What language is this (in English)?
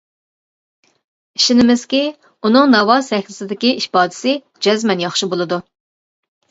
Uyghur